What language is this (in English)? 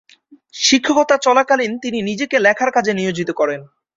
Bangla